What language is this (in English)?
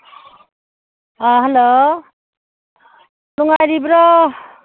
Manipuri